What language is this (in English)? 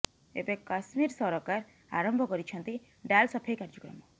Odia